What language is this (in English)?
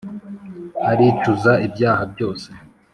Kinyarwanda